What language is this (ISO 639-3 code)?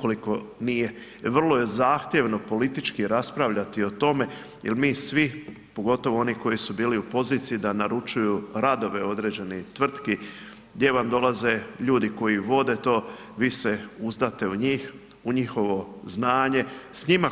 hrv